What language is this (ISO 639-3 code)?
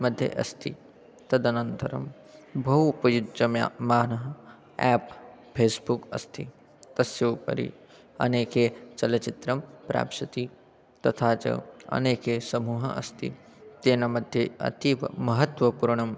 san